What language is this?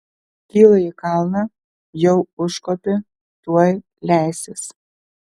Lithuanian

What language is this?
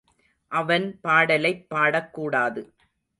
Tamil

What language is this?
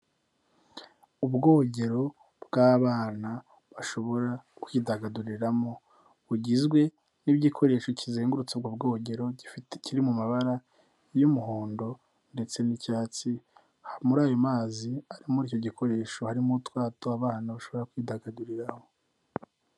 Kinyarwanda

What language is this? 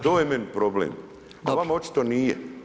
Croatian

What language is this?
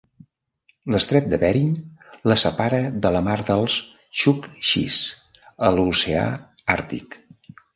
Catalan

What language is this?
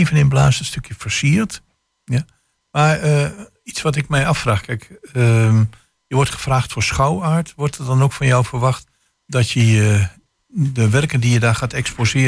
Dutch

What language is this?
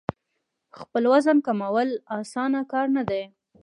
Pashto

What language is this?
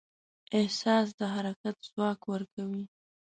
Pashto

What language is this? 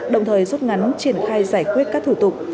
Vietnamese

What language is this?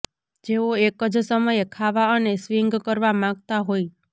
Gujarati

